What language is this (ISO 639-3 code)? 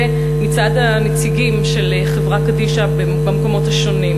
heb